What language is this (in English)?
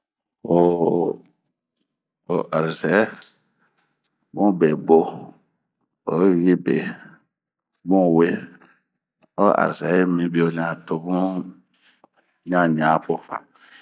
Bomu